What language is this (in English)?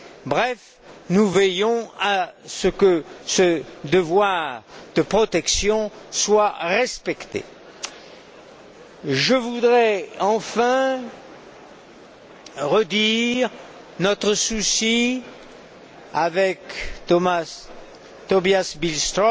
French